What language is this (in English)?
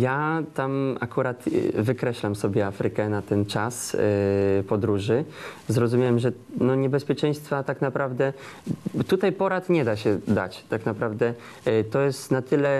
Polish